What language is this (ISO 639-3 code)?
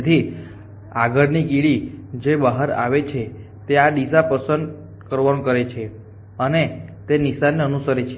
guj